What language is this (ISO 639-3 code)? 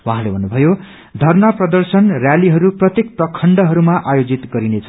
nep